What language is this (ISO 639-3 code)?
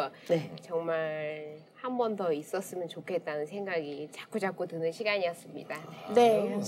kor